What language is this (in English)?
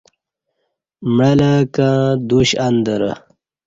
Kati